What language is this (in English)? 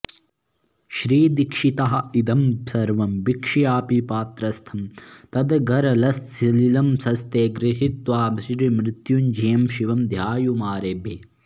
Sanskrit